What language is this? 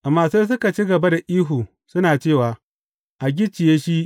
Hausa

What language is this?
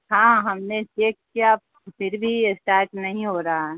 Urdu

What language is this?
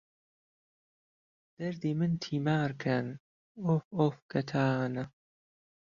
Central Kurdish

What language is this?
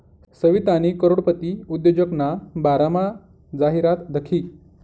Marathi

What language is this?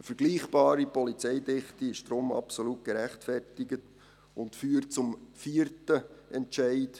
Swiss German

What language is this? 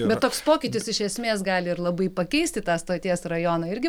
Lithuanian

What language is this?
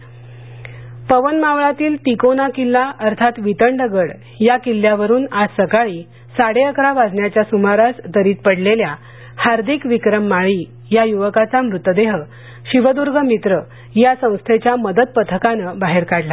Marathi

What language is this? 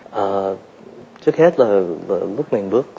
Vietnamese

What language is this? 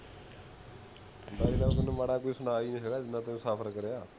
Punjabi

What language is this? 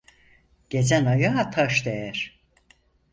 Turkish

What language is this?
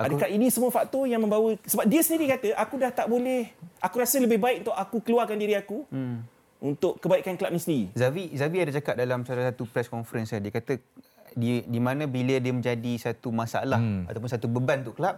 Malay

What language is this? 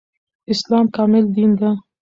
Pashto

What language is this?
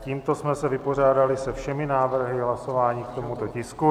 Czech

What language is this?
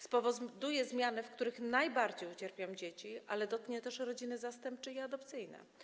Polish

